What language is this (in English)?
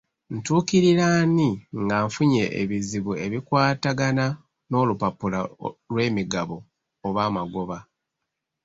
Ganda